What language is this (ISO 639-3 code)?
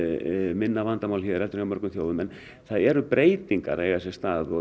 isl